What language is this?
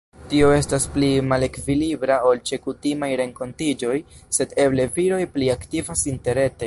Esperanto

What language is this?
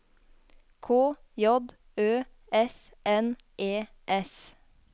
Norwegian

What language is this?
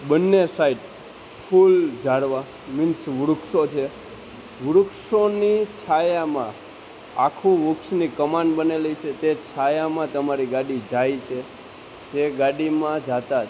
Gujarati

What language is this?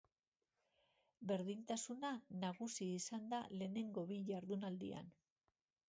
Basque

